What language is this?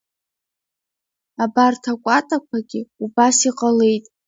Abkhazian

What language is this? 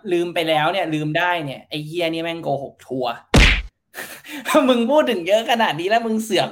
Thai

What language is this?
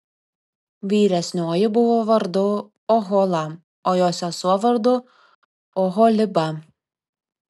Lithuanian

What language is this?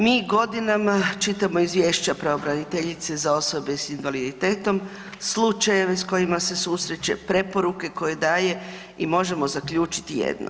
Croatian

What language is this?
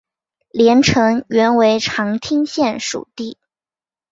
Chinese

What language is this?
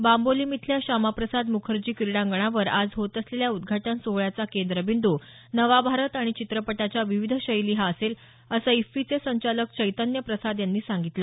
Marathi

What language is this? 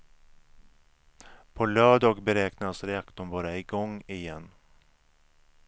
Swedish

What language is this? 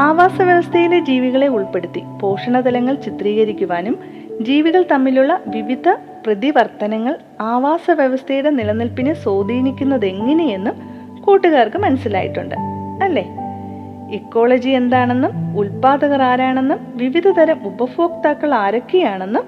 Malayalam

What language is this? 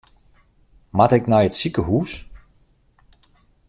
Western Frisian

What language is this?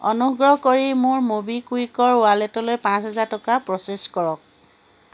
Assamese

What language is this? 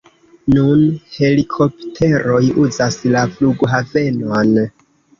Esperanto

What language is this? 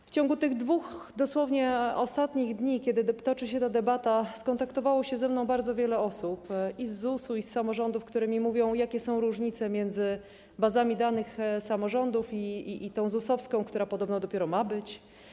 Polish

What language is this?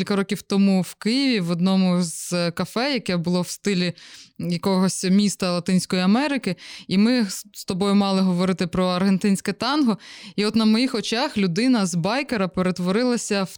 Ukrainian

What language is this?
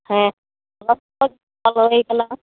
Santali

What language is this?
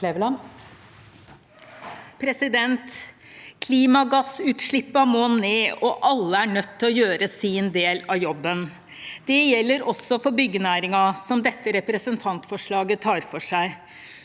Norwegian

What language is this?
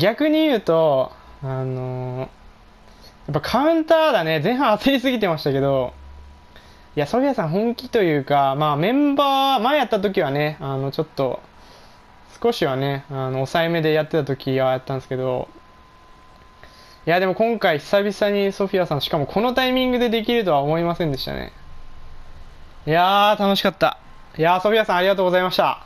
Japanese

